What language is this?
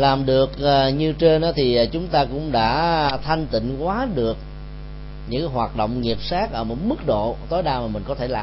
Vietnamese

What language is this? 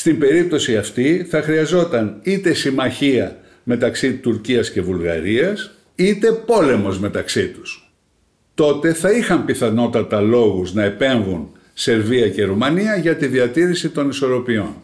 Greek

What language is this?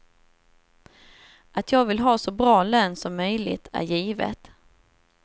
Swedish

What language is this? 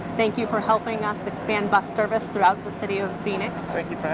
English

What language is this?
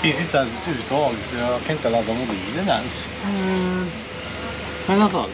Swedish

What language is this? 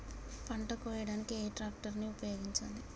Telugu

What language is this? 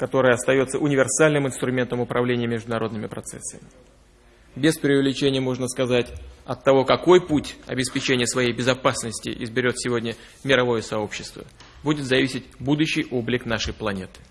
Russian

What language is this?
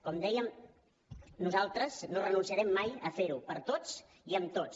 Catalan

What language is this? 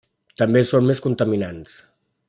Catalan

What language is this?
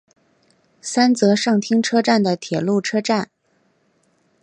Chinese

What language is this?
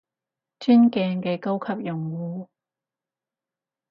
Cantonese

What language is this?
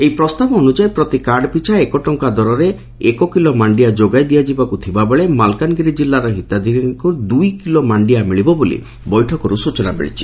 Odia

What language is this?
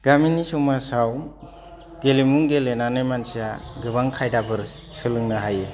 Bodo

